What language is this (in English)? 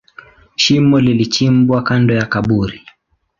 Swahili